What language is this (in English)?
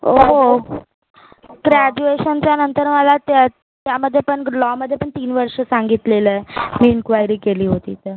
Marathi